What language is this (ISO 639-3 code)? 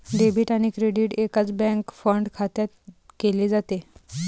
mar